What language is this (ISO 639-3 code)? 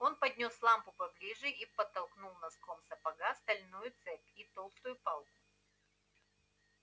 rus